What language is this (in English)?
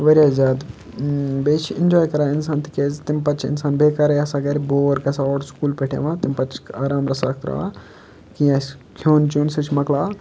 Kashmiri